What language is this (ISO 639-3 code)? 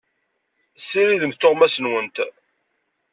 kab